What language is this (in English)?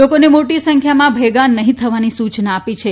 Gujarati